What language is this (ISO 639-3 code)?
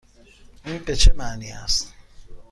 fas